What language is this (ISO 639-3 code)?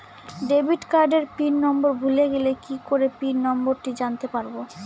ben